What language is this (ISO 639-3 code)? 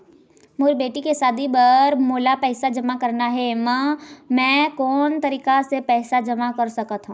hne